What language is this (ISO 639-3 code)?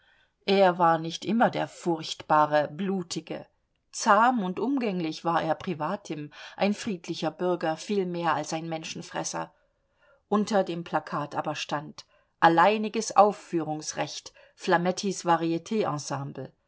deu